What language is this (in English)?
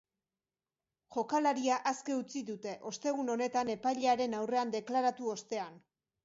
Basque